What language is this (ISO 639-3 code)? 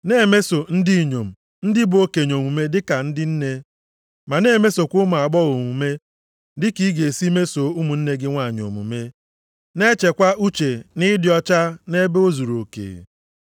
ibo